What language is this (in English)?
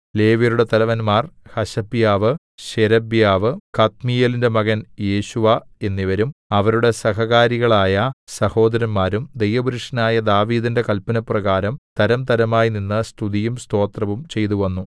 Malayalam